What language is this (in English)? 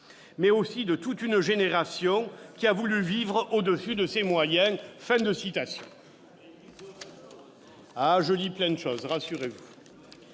French